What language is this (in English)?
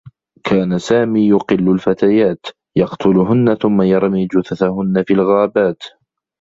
Arabic